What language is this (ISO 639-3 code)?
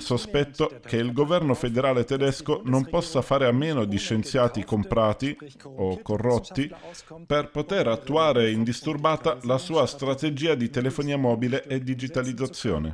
ita